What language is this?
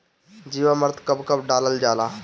Bhojpuri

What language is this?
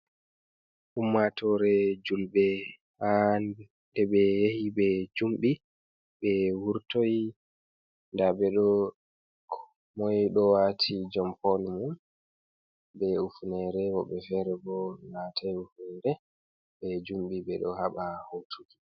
Fula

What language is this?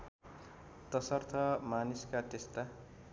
Nepali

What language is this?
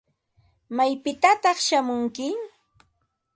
Ambo-Pasco Quechua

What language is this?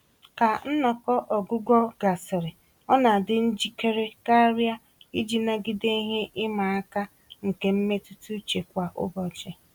Igbo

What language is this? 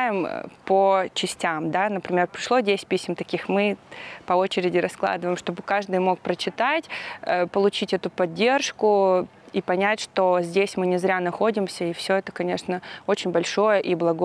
Russian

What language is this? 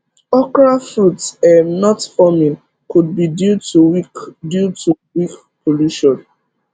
Nigerian Pidgin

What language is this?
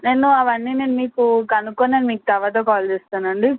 Telugu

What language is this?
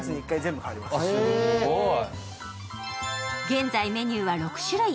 Japanese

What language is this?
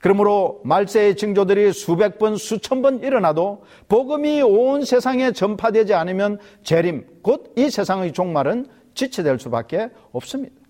Korean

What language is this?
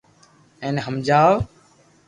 Loarki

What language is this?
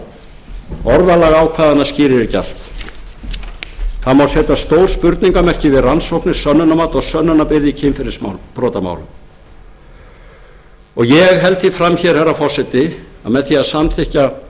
Icelandic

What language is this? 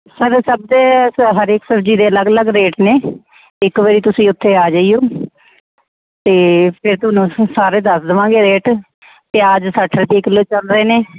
Punjabi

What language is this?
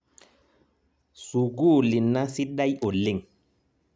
Masai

